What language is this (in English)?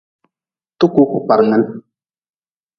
Nawdm